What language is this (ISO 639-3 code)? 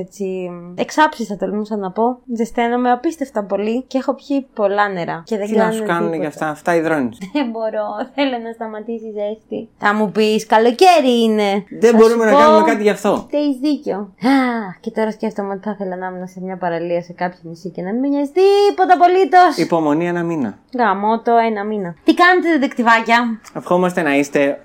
ell